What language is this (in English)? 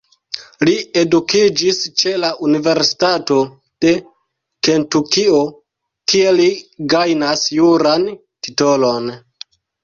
Esperanto